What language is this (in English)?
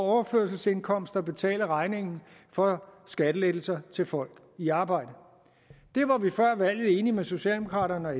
Danish